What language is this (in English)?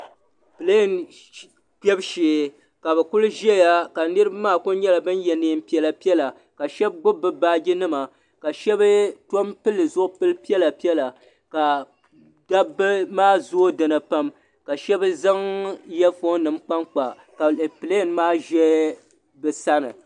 Dagbani